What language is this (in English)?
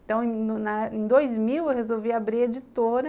Portuguese